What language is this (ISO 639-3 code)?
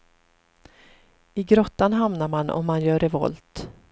swe